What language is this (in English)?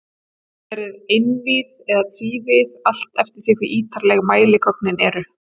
Icelandic